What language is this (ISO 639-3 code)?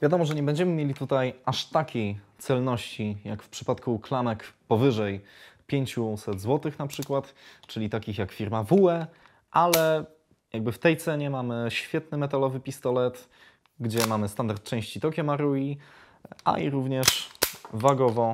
pol